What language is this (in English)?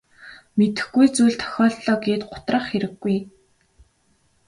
Mongolian